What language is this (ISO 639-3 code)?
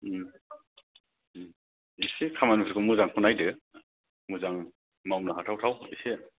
brx